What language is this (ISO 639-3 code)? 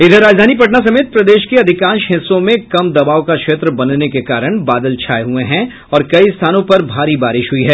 hin